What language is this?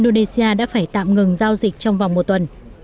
Vietnamese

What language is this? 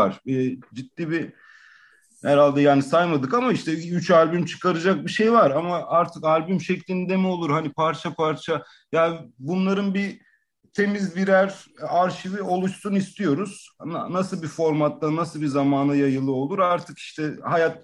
Turkish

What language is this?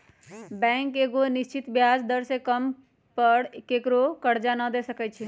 Magahi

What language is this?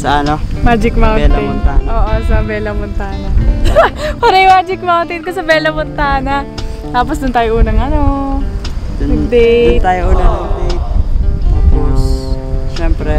Filipino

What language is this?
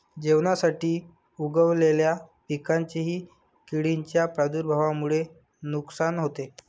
Marathi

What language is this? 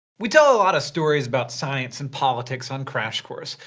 English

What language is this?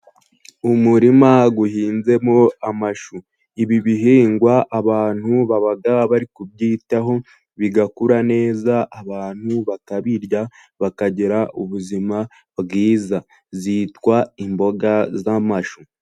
Kinyarwanda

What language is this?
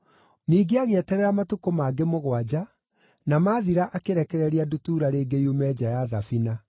Kikuyu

